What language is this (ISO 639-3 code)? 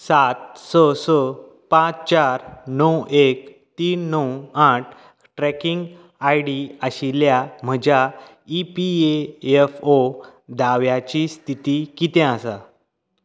kok